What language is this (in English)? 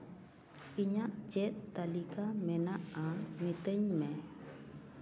Santali